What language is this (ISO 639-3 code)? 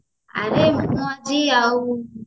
ori